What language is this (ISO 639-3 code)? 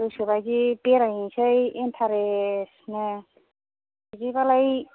brx